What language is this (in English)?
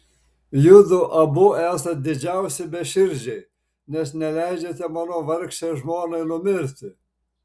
Lithuanian